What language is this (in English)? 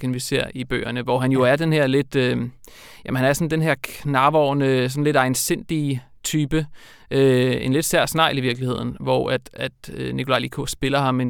Danish